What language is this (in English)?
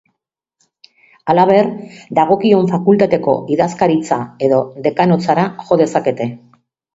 Basque